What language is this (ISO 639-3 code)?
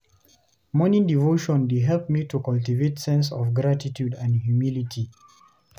pcm